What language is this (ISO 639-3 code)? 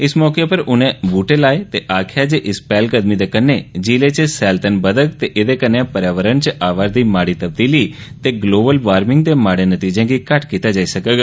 doi